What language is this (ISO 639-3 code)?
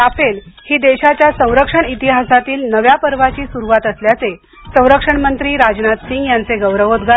mar